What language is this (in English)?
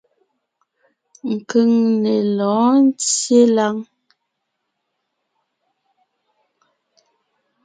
Ngiemboon